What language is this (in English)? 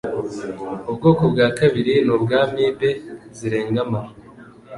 Kinyarwanda